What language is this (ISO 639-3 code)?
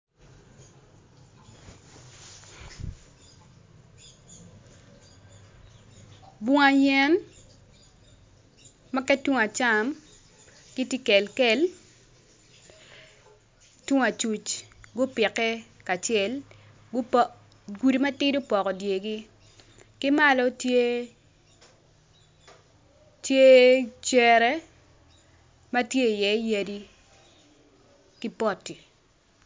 ach